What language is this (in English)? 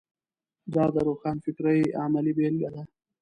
Pashto